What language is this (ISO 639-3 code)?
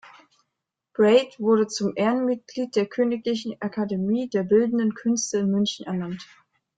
deu